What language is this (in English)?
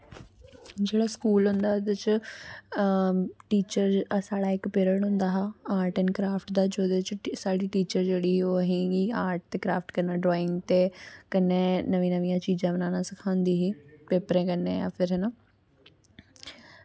Dogri